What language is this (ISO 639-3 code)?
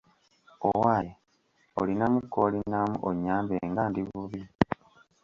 lug